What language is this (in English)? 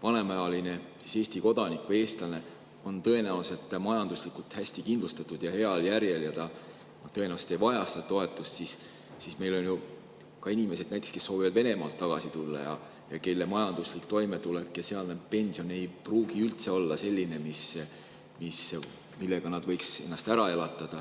Estonian